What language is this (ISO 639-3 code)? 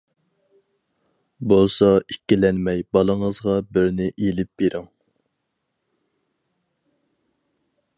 uig